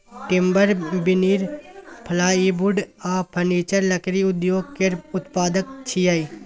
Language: Maithili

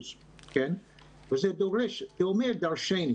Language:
Hebrew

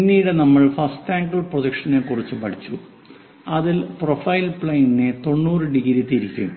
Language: Malayalam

